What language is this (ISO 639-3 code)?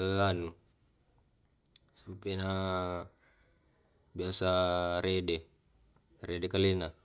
rob